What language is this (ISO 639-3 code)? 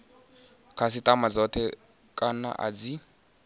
ven